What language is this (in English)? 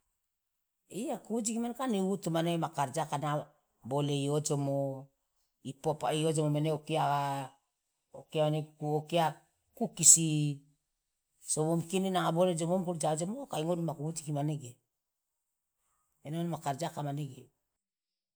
Loloda